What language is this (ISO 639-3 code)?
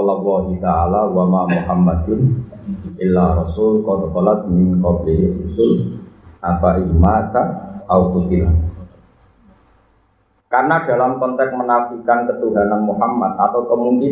ind